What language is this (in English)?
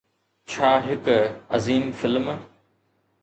Sindhi